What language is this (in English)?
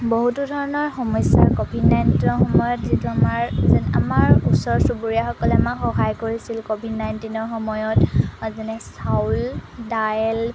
Assamese